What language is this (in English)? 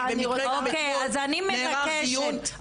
Hebrew